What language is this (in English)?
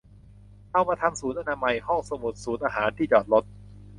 Thai